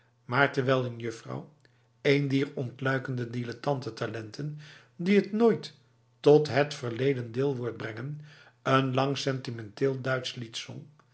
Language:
Dutch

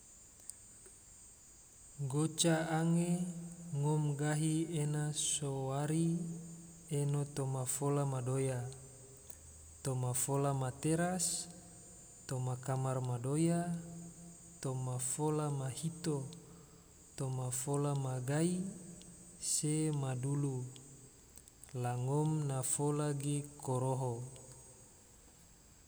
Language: Tidore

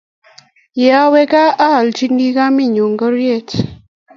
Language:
Kalenjin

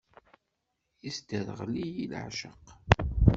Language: Kabyle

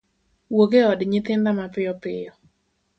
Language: Luo (Kenya and Tanzania)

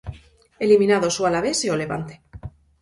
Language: Galician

